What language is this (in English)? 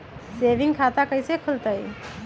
Magahi